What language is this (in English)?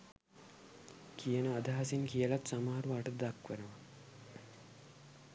Sinhala